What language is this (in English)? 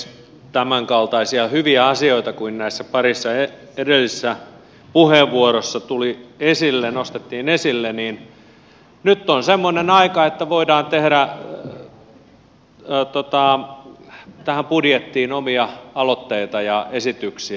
Finnish